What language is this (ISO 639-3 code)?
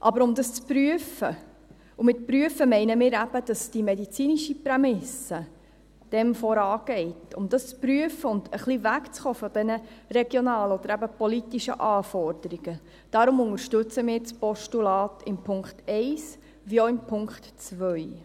gsw